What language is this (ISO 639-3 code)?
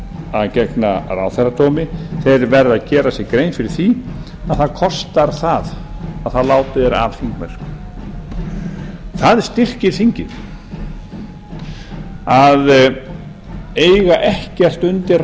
isl